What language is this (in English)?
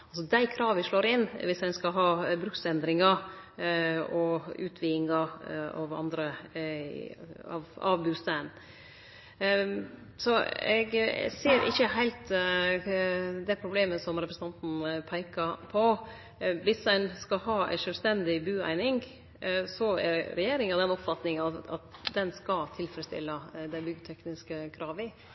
Norwegian Nynorsk